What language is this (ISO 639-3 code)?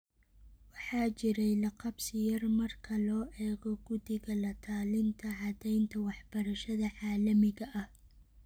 som